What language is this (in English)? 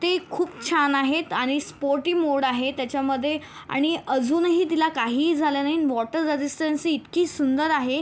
Marathi